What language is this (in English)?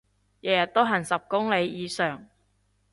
Cantonese